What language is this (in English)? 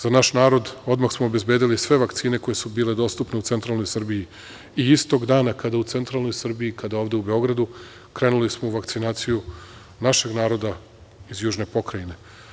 Serbian